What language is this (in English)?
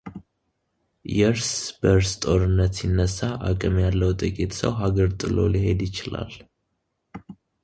Amharic